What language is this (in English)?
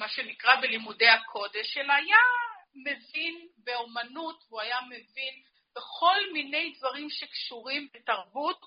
Hebrew